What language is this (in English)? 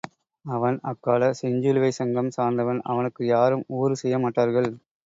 Tamil